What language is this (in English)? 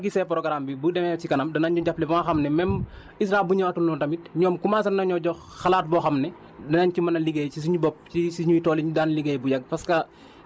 Wolof